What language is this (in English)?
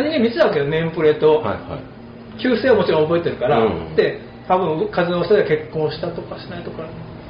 Japanese